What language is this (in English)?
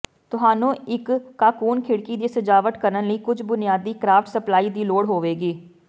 Punjabi